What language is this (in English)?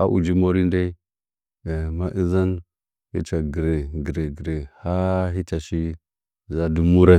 Nzanyi